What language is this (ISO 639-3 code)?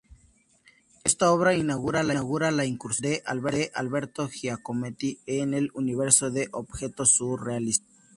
spa